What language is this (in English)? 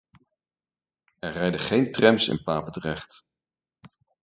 Dutch